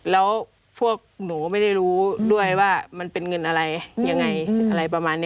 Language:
Thai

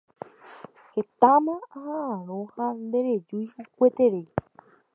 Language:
Guarani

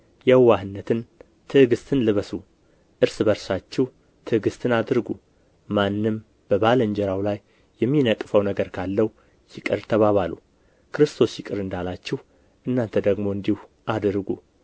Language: Amharic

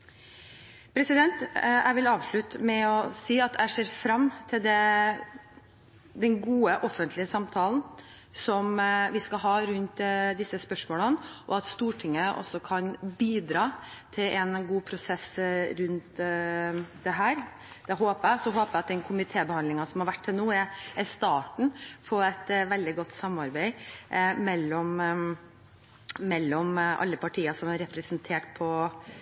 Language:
Norwegian Bokmål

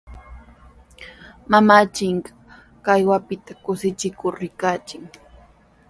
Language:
Sihuas Ancash Quechua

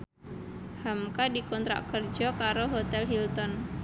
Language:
Javanese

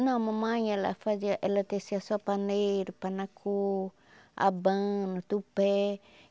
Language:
Portuguese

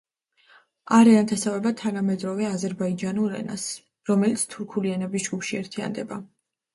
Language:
Georgian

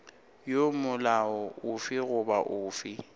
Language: Northern Sotho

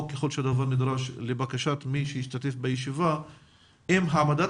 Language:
Hebrew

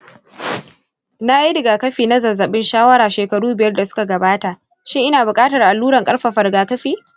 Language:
Hausa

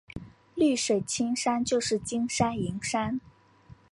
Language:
Chinese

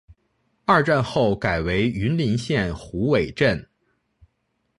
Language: Chinese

